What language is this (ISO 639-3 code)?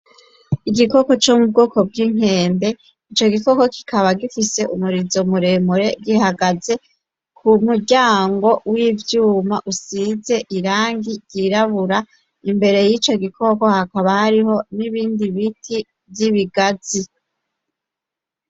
run